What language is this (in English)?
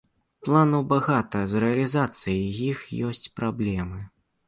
Belarusian